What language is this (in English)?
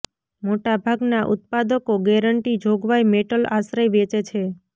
Gujarati